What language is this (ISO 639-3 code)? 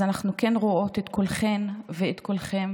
heb